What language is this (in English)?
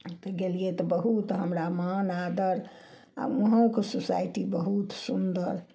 Maithili